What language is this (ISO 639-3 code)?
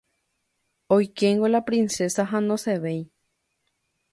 grn